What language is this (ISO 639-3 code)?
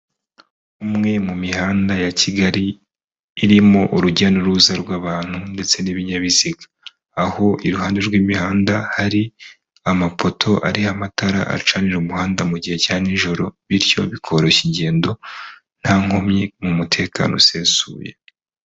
kin